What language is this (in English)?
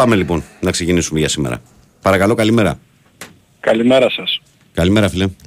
Greek